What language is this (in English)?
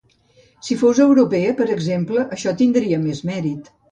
Catalan